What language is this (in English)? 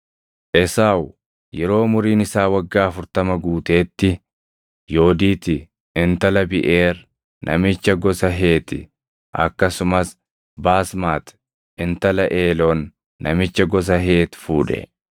Oromo